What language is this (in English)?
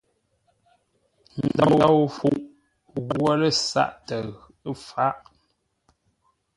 Ngombale